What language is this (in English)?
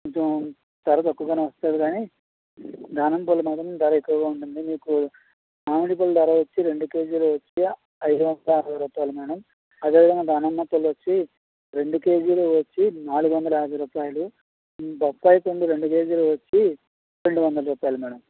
Telugu